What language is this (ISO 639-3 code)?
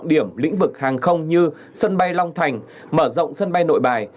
vie